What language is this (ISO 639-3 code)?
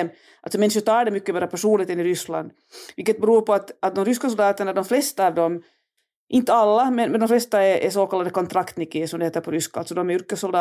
swe